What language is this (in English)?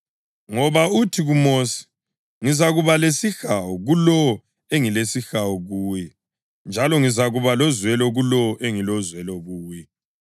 North Ndebele